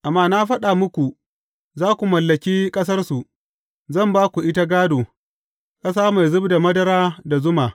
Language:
Hausa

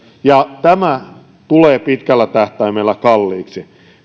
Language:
Finnish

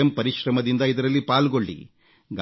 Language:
Kannada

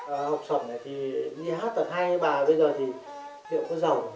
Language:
Vietnamese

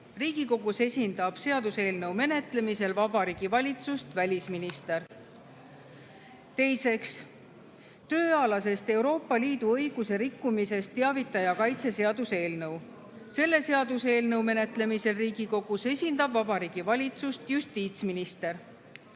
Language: Estonian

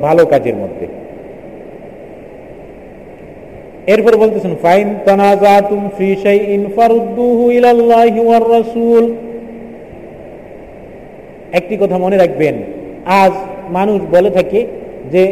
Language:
Bangla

